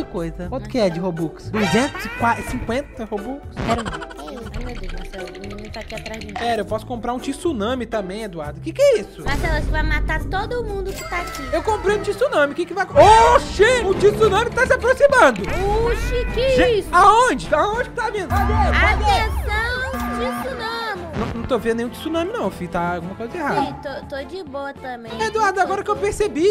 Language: Portuguese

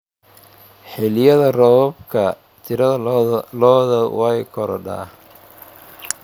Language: Somali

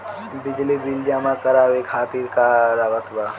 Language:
Bhojpuri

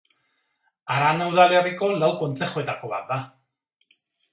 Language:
Basque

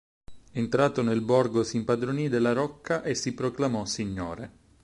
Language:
Italian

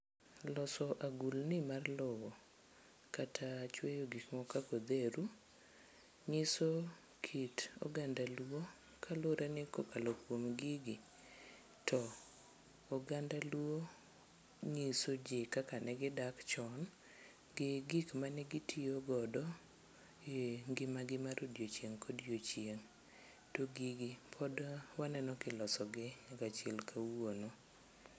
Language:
Luo (Kenya and Tanzania)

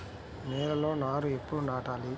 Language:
Telugu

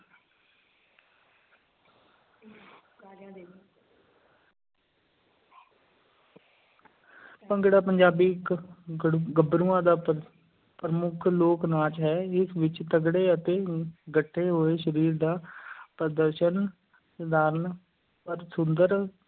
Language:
Punjabi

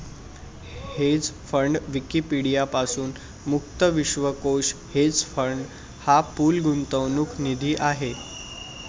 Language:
Marathi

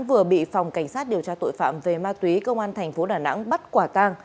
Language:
Vietnamese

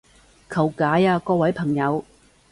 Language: Cantonese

